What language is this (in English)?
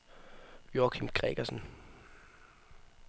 Danish